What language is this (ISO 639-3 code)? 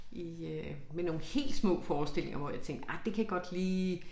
dan